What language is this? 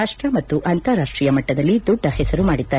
Kannada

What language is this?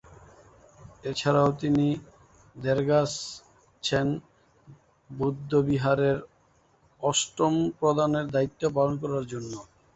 Bangla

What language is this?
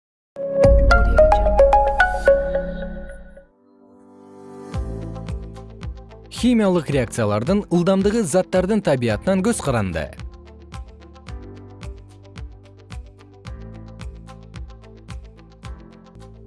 Kyrgyz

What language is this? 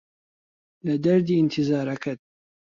Central Kurdish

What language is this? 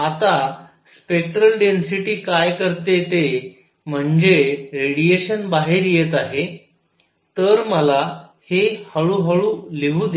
Marathi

